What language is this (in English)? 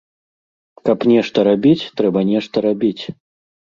Belarusian